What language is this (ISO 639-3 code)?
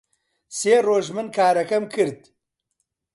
ckb